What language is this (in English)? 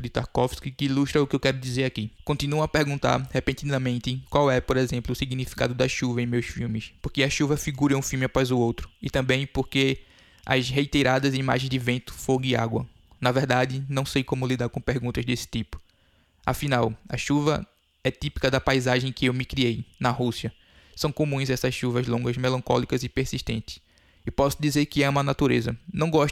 Portuguese